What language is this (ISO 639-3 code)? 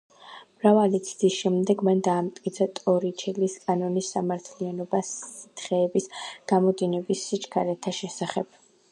kat